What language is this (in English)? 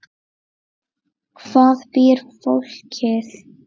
Icelandic